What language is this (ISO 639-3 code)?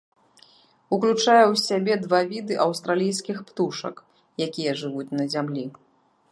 bel